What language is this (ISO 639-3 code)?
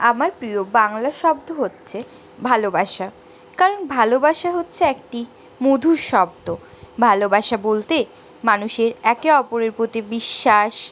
ben